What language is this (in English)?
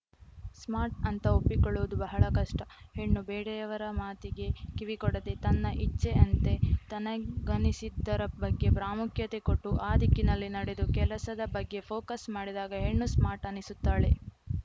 Kannada